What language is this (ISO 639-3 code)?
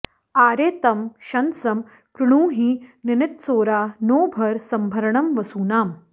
san